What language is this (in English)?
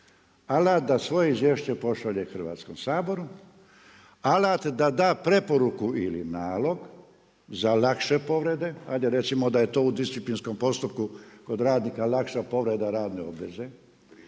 Croatian